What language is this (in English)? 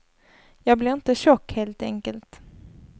Swedish